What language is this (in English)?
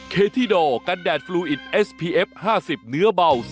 Thai